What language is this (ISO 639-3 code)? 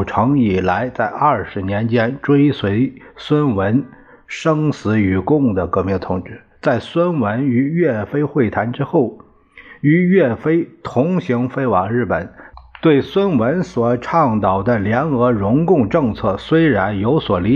zho